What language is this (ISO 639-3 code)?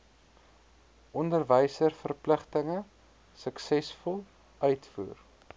afr